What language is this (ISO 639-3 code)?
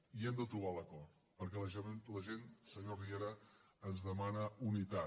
cat